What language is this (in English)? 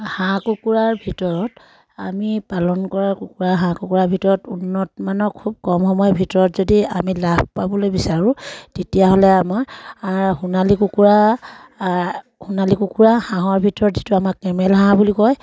Assamese